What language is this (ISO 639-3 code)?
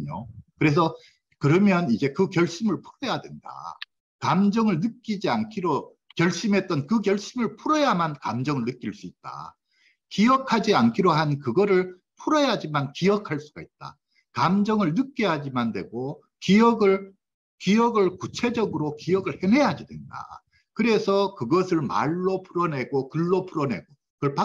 kor